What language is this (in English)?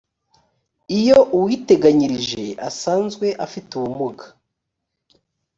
Kinyarwanda